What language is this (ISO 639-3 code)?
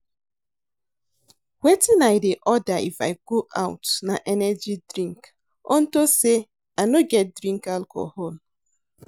pcm